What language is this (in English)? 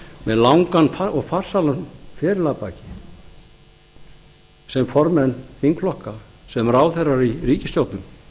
Icelandic